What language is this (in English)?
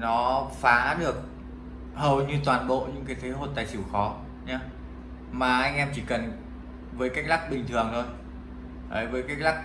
Vietnamese